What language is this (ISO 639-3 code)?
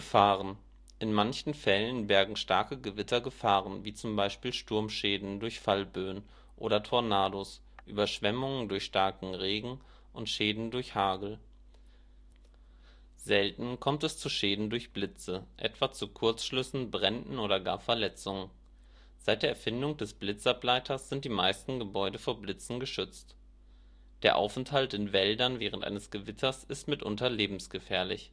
deu